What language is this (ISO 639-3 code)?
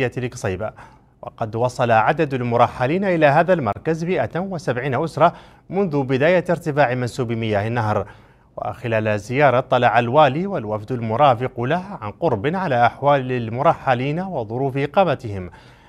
ara